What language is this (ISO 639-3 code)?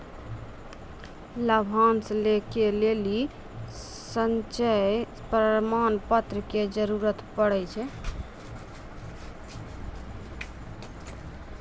mai